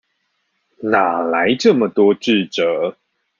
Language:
Chinese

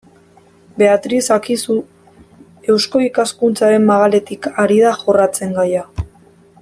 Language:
Basque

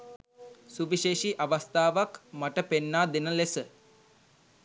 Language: Sinhala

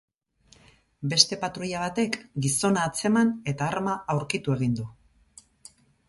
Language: Basque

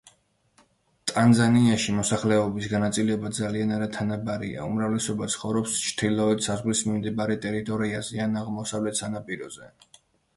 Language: Georgian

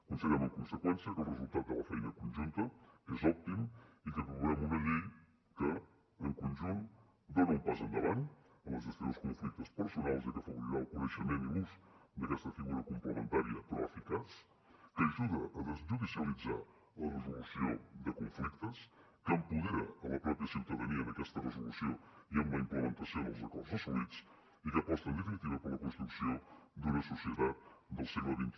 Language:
Catalan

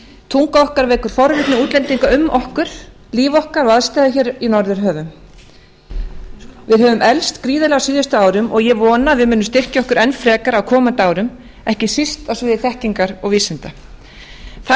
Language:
Icelandic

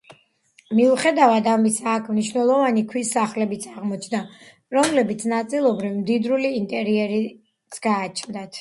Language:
Georgian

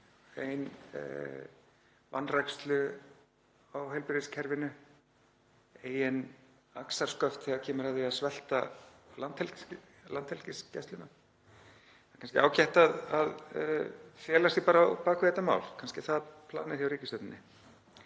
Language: Icelandic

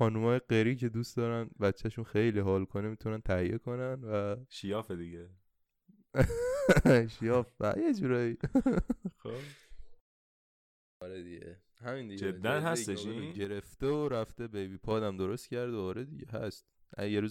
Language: Persian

